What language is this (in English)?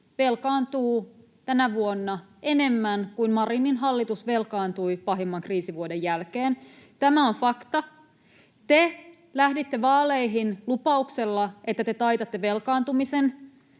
Finnish